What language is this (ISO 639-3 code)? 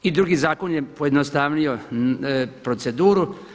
hrv